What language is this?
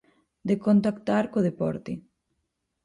Galician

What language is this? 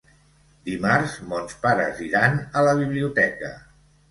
Catalan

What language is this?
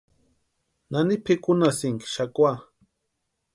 Western Highland Purepecha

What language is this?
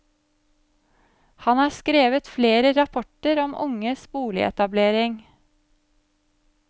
Norwegian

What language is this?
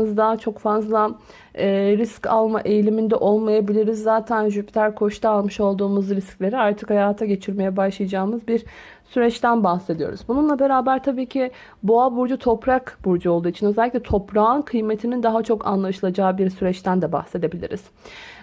Turkish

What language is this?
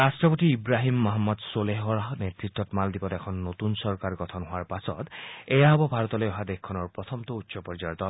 Assamese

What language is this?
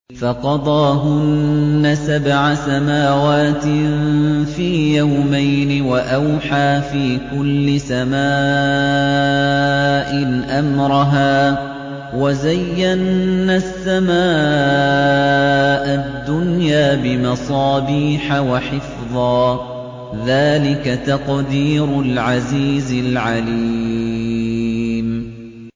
Arabic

